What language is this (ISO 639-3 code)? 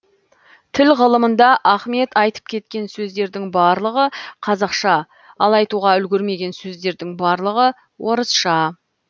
kaz